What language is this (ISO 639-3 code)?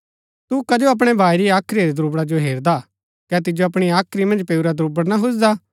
gbk